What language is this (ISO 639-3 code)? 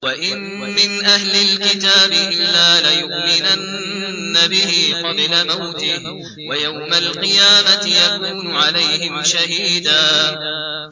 ara